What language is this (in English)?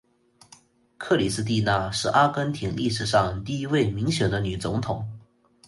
Chinese